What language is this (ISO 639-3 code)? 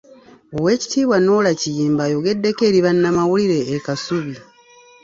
lug